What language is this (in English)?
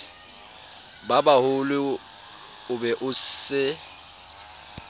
Southern Sotho